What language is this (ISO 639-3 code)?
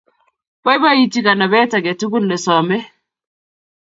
kln